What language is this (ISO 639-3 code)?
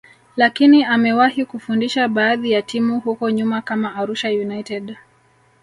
swa